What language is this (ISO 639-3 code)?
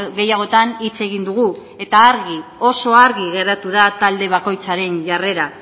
eus